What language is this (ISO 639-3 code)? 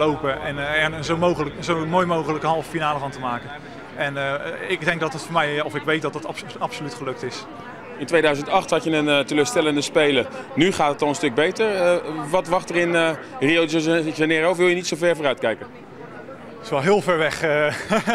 nld